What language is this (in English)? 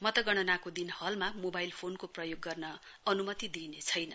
Nepali